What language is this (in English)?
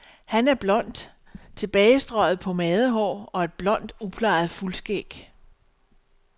Danish